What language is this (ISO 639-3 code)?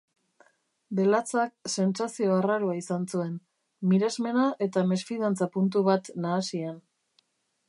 eus